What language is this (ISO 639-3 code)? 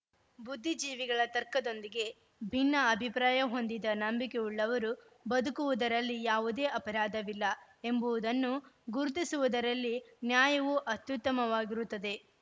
kan